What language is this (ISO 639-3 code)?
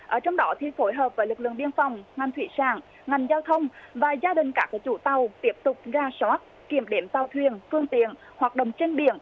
vie